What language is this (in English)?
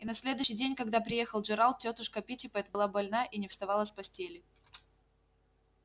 Russian